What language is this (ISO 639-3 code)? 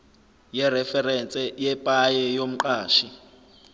zul